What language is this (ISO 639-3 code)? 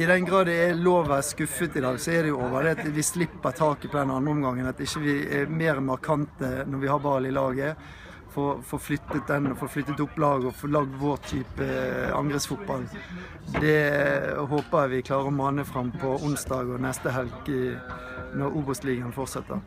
nor